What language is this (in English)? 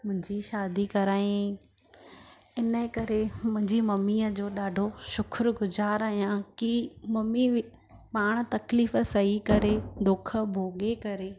Sindhi